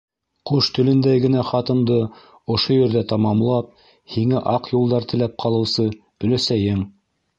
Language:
Bashkir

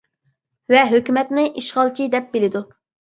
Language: Uyghur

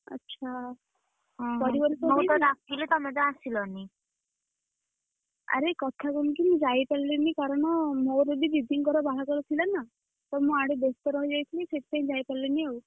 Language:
Odia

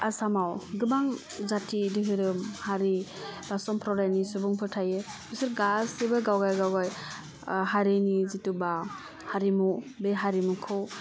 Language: Bodo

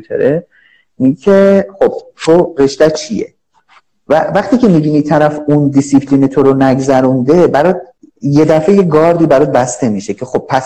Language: Persian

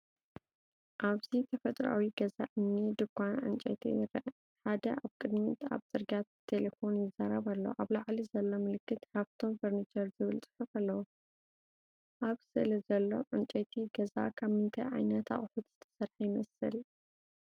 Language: Tigrinya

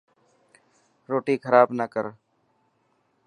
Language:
Dhatki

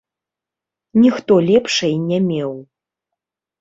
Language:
Belarusian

